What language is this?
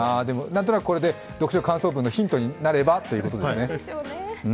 Japanese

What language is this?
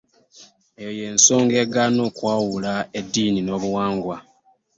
Ganda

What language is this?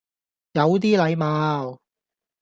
Cantonese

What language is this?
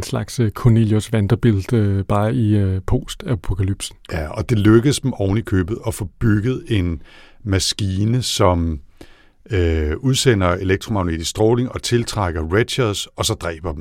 Danish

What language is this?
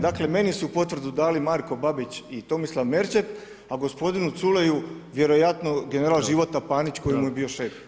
Croatian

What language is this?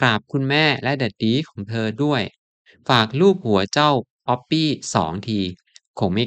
Thai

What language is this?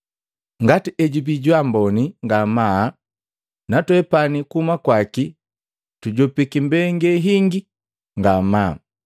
Matengo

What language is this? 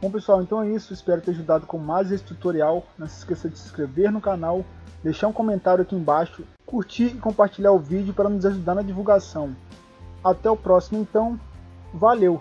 Portuguese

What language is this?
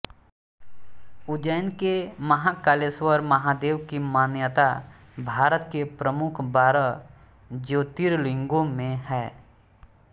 Hindi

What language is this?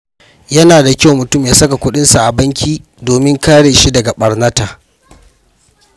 Hausa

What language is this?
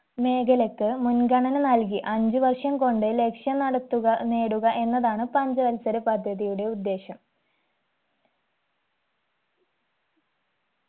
Malayalam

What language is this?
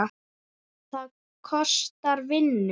Icelandic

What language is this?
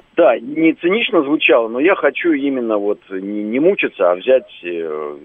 Russian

